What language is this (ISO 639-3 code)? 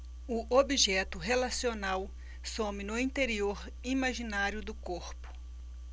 por